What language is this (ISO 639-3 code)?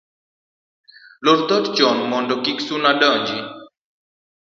luo